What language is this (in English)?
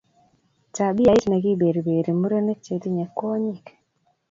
Kalenjin